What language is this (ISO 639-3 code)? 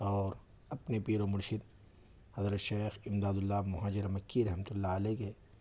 urd